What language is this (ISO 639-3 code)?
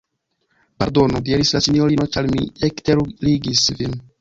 epo